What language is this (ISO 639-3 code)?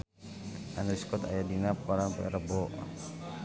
sun